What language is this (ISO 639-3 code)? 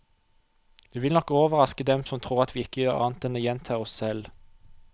nor